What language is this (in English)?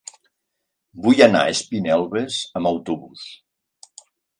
Catalan